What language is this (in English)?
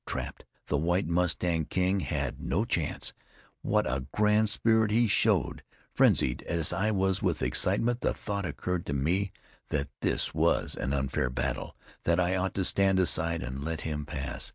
English